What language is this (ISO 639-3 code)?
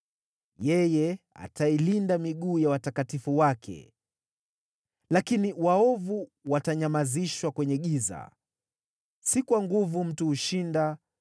swa